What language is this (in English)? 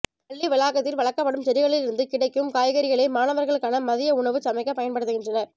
Tamil